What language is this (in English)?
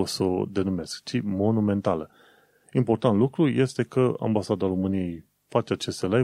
Romanian